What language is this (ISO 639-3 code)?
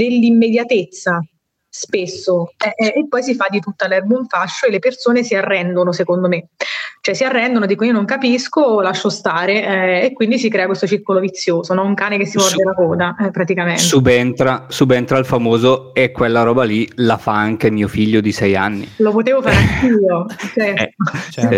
ita